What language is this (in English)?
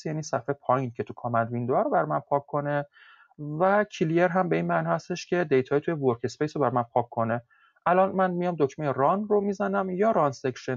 Persian